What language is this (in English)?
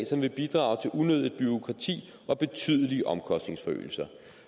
Danish